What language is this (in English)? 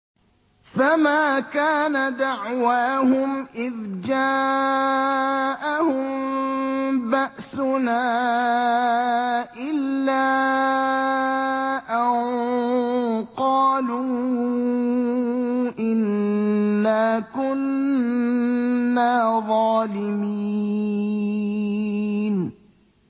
Arabic